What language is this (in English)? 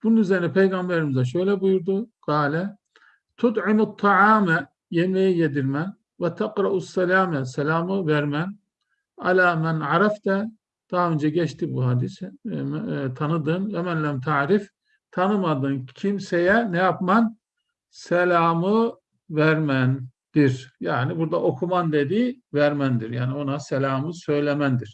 Turkish